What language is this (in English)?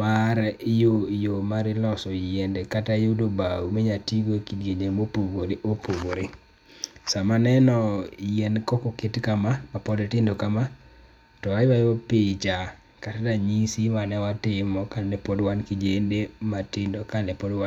Luo (Kenya and Tanzania)